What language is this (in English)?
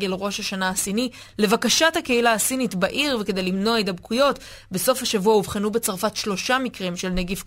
Hebrew